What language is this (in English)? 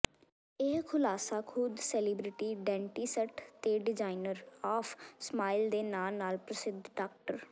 Punjabi